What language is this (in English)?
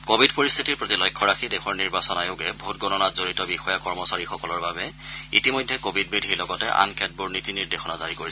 Assamese